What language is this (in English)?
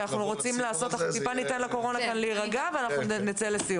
Hebrew